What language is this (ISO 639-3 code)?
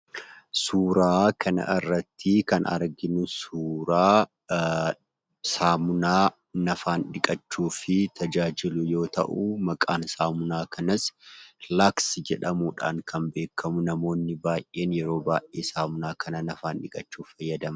orm